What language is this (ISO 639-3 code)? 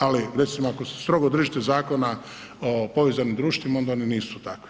hrv